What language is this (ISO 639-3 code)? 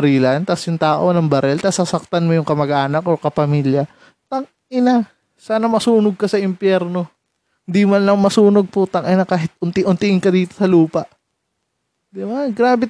fil